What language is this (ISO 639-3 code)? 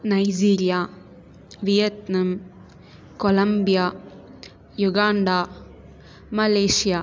tel